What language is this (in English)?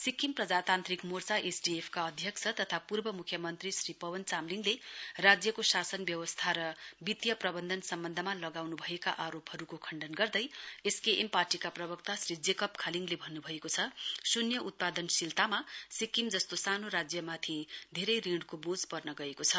Nepali